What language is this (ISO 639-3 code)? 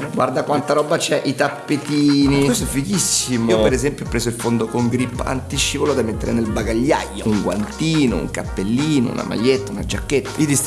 ita